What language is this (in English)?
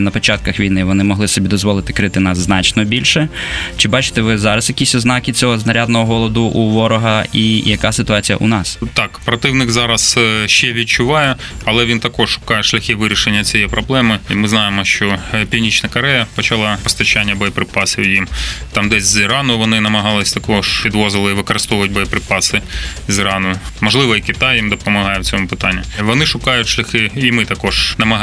Ukrainian